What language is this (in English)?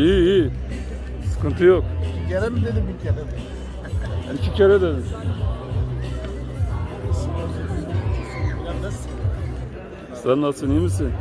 Turkish